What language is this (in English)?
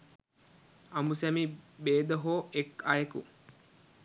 Sinhala